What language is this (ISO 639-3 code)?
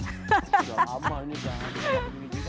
ind